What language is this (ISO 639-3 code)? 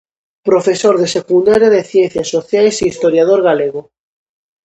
glg